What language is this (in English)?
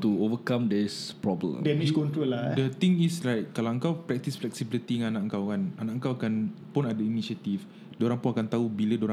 Malay